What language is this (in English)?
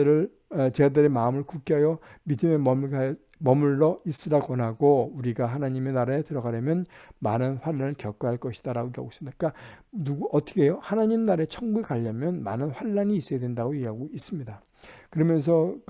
Korean